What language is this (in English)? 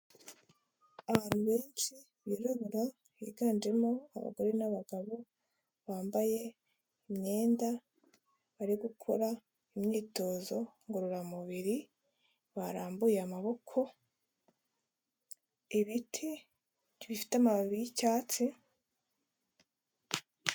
Kinyarwanda